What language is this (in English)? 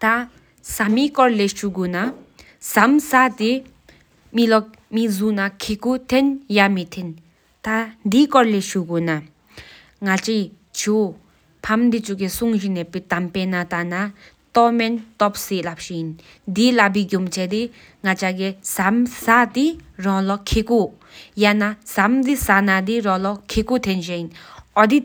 Sikkimese